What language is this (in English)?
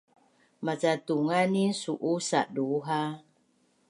Bunun